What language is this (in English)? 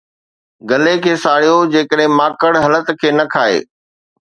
Sindhi